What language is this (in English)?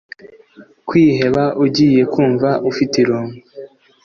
Kinyarwanda